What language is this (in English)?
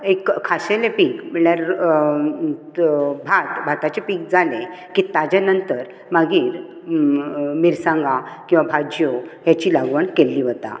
Konkani